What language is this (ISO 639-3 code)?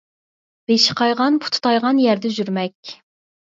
uig